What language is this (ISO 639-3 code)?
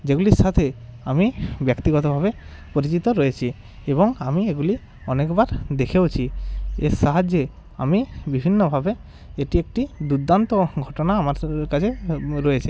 ben